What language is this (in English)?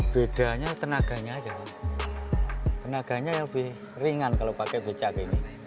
Indonesian